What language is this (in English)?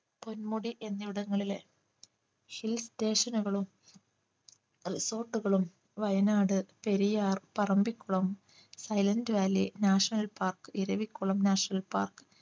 Malayalam